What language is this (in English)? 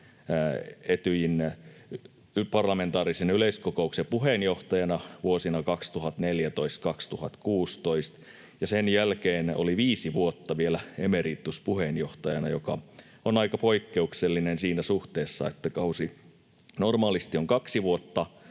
Finnish